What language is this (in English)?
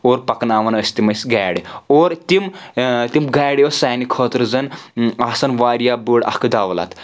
Kashmiri